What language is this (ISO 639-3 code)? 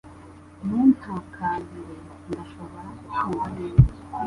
kin